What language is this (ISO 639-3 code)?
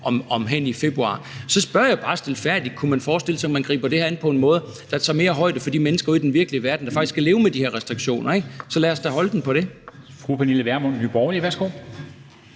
dan